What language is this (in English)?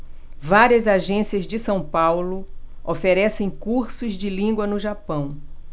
Portuguese